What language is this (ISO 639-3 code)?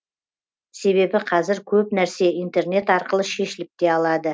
kaz